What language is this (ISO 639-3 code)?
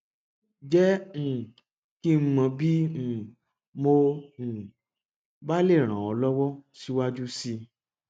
yor